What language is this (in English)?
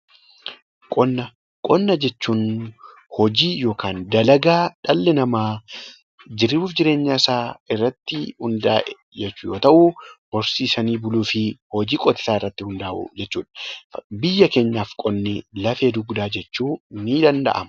Oromo